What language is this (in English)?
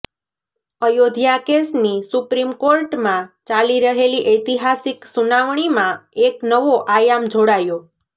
Gujarati